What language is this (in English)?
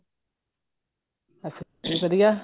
Punjabi